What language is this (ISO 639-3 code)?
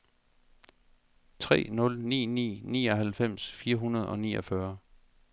dan